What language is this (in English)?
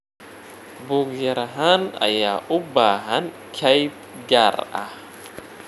Somali